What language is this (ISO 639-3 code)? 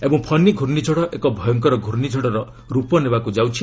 ori